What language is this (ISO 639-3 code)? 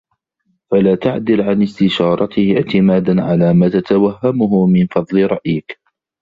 ara